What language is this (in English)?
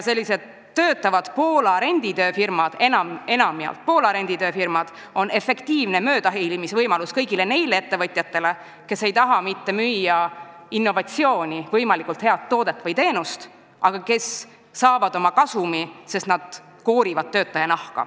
Estonian